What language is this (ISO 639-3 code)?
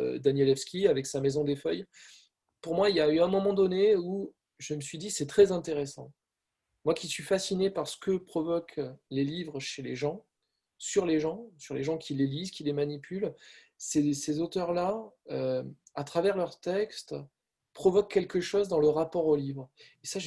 fra